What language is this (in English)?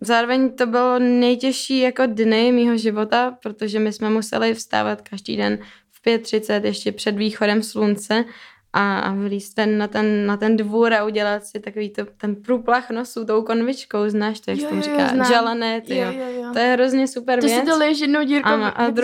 Czech